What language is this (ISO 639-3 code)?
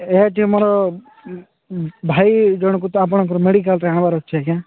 ori